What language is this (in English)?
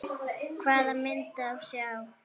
Icelandic